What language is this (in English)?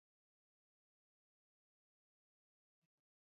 Pashto